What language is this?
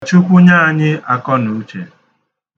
Igbo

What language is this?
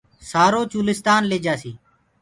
Gurgula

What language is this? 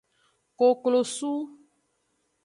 Aja (Benin)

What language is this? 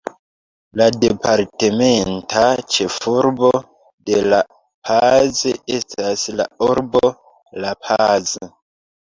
Esperanto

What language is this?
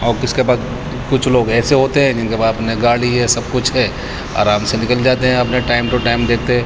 Urdu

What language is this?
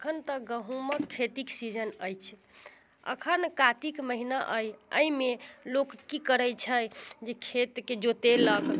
Maithili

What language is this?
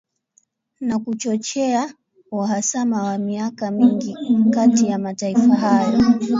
Swahili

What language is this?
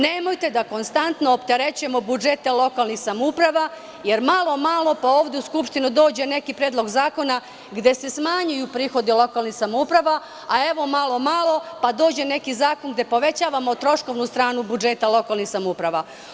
Serbian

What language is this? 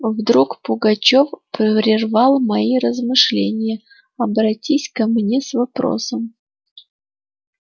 Russian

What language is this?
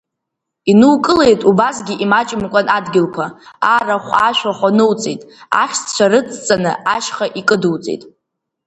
Abkhazian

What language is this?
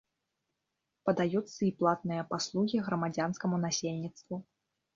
Belarusian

